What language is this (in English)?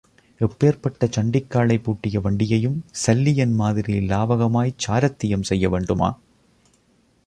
Tamil